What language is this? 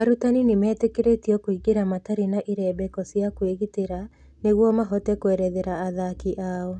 Kikuyu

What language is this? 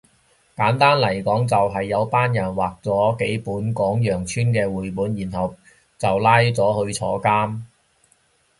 Cantonese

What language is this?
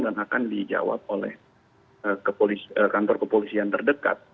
Indonesian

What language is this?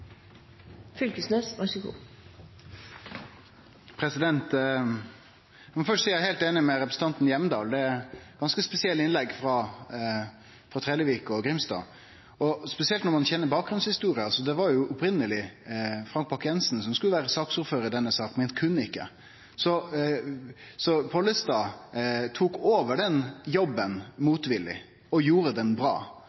Norwegian Nynorsk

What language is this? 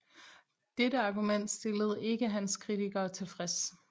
Danish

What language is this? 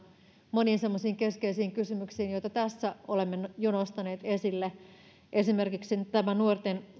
Finnish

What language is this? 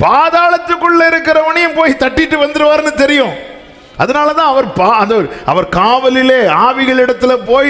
Tamil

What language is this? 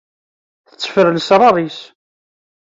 Kabyle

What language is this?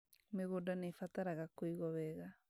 Kikuyu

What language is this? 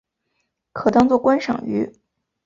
Chinese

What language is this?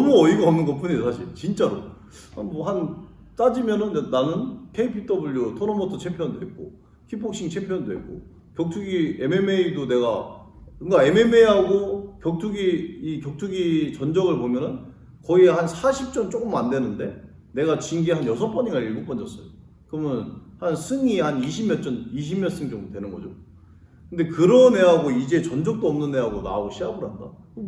Korean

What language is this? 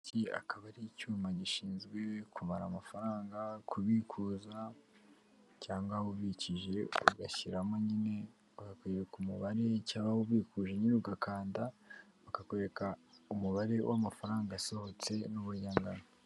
Kinyarwanda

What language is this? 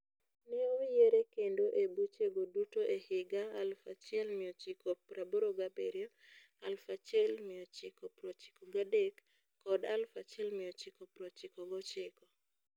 Luo (Kenya and Tanzania)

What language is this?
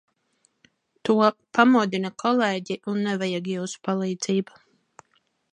Latvian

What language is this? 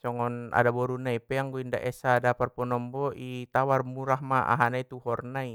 Batak Mandailing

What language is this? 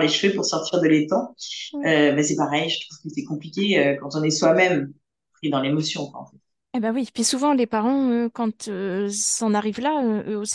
French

